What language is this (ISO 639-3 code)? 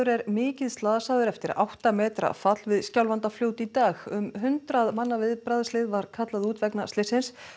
isl